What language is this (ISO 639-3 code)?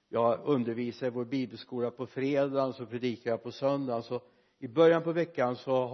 swe